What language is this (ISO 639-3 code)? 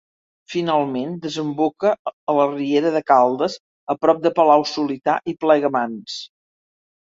cat